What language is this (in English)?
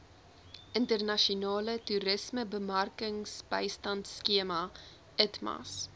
Afrikaans